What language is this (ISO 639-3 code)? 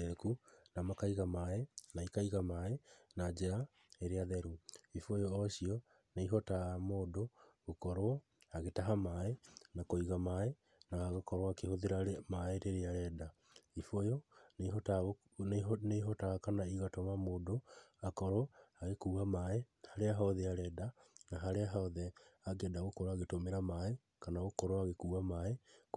kik